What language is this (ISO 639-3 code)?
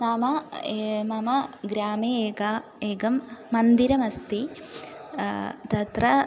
san